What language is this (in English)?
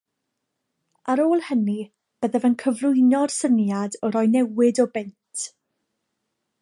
Welsh